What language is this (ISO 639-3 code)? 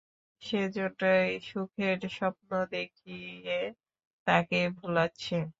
ben